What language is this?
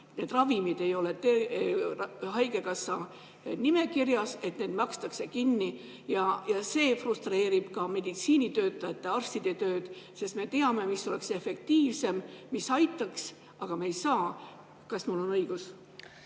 Estonian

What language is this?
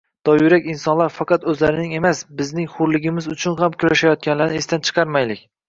Uzbek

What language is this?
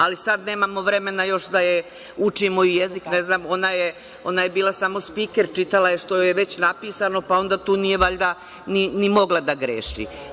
Serbian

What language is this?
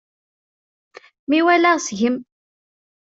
Kabyle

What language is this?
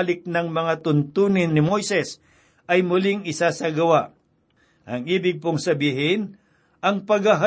Filipino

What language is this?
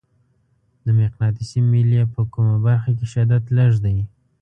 Pashto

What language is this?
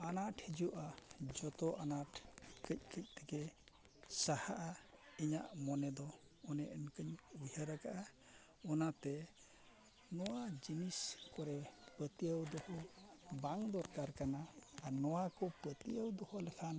Santali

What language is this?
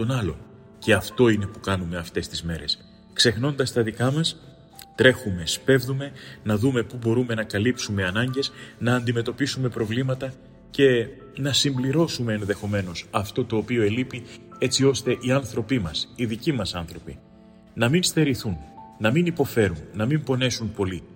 Greek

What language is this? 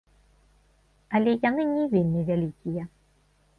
Belarusian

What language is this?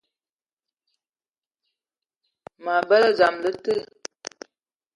Eton (Cameroon)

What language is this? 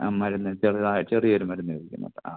Malayalam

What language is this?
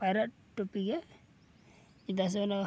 Santali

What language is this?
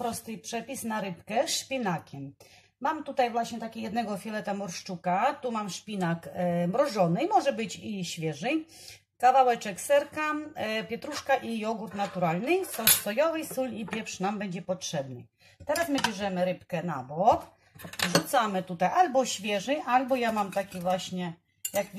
Polish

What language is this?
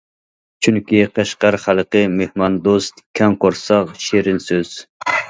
Uyghur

